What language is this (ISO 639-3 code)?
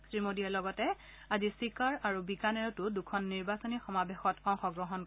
asm